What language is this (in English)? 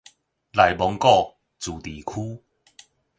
Min Nan Chinese